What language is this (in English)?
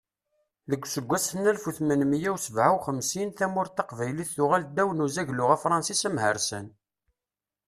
Kabyle